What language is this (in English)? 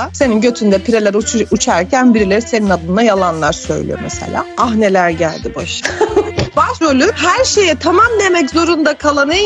Turkish